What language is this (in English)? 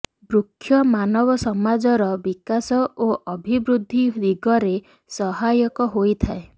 Odia